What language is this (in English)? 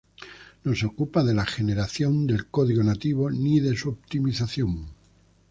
Spanish